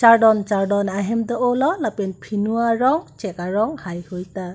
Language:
Karbi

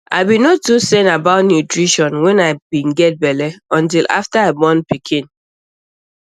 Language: Nigerian Pidgin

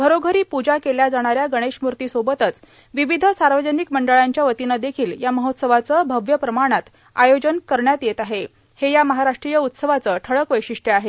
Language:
Marathi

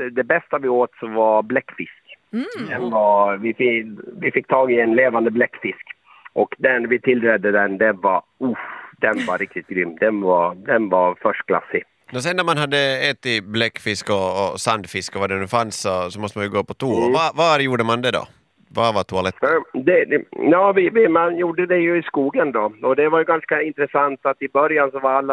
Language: Swedish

